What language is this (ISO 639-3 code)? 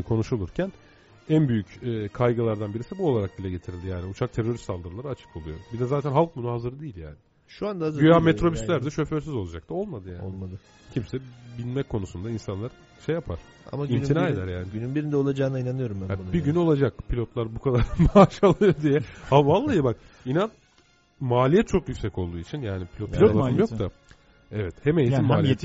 tur